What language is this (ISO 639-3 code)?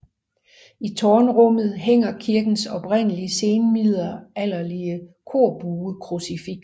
dan